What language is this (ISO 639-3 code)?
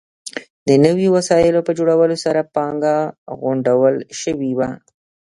pus